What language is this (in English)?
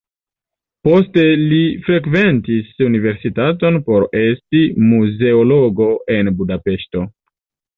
Esperanto